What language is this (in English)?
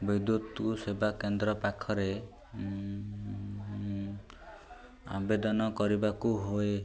Odia